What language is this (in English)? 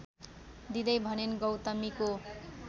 Nepali